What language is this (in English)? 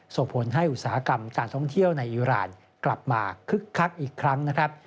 Thai